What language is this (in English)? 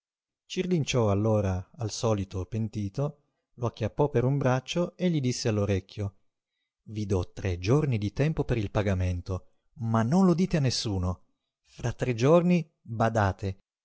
Italian